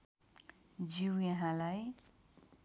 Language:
Nepali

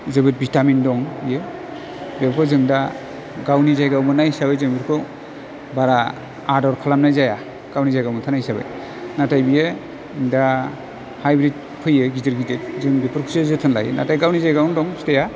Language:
Bodo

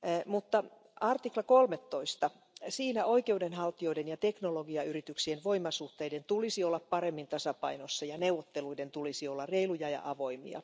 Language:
Finnish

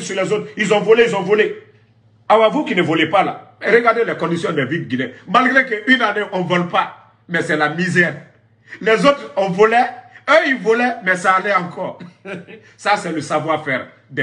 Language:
French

